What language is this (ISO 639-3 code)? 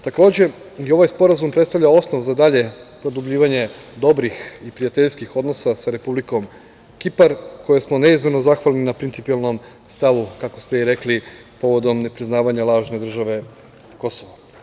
srp